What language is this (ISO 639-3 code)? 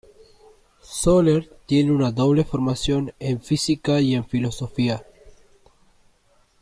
spa